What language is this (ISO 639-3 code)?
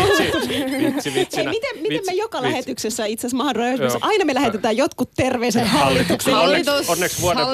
fin